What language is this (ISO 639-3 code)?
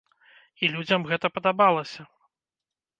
bel